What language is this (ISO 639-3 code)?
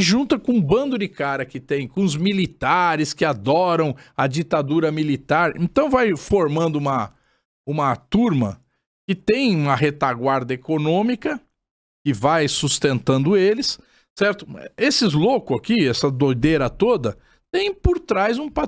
por